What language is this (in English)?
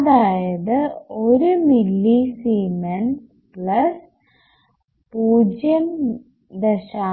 Malayalam